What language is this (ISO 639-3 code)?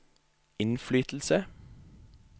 nor